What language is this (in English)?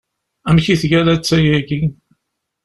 Kabyle